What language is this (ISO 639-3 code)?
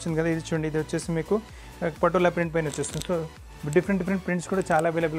tel